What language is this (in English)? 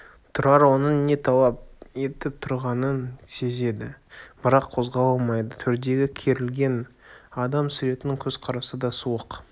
Kazakh